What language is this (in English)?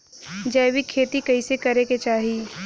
Bhojpuri